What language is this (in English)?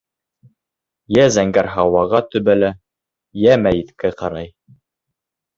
Bashkir